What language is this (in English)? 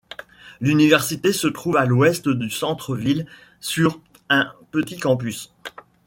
French